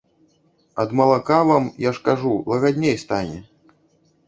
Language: Belarusian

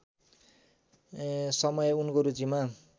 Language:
Nepali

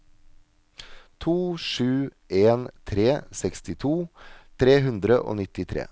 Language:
Norwegian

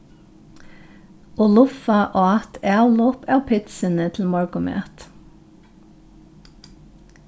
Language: Faroese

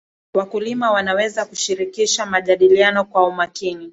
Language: Swahili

